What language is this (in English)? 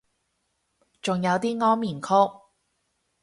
Cantonese